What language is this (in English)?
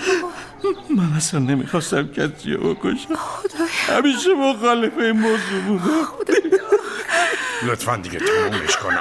Persian